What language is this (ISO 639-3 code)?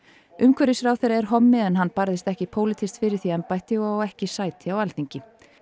isl